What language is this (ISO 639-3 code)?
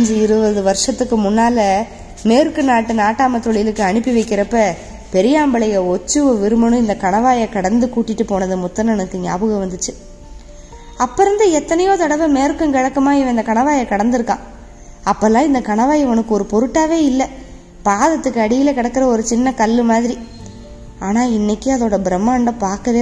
tam